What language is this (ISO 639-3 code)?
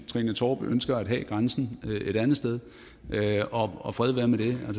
dan